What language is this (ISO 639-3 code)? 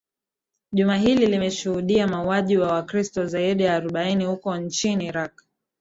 swa